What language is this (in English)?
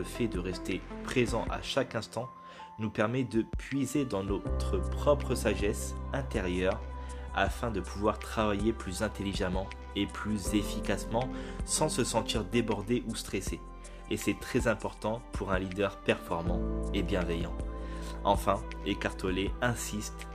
French